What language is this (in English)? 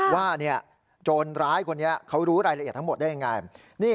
Thai